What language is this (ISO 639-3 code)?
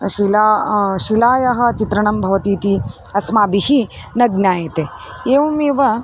san